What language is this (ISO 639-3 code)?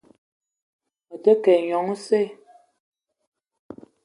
eto